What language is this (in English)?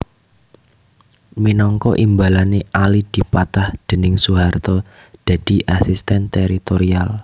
Javanese